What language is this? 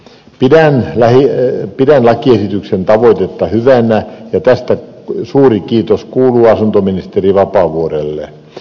Finnish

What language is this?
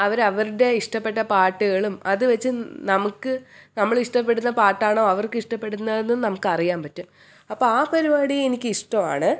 Malayalam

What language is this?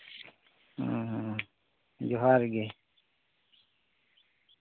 Santali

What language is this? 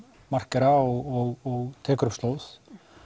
Icelandic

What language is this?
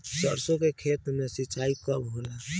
Bhojpuri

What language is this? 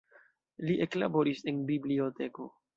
Esperanto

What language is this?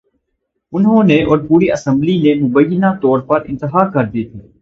Urdu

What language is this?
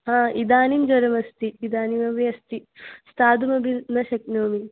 Sanskrit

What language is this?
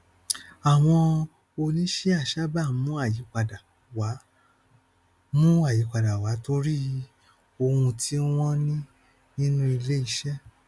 Yoruba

